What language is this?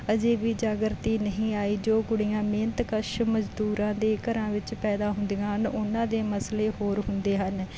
Punjabi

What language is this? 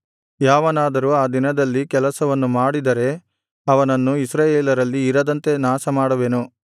Kannada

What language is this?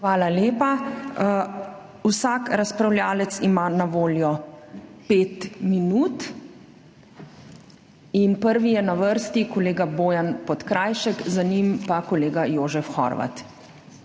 Slovenian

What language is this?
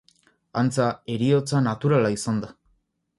Basque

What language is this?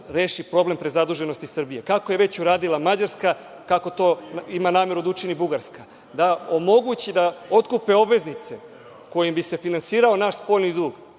Serbian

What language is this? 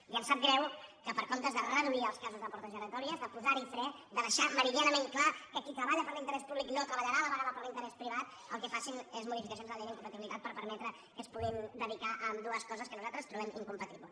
Catalan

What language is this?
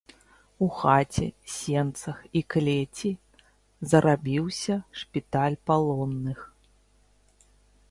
Belarusian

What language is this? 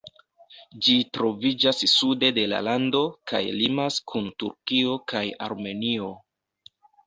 Esperanto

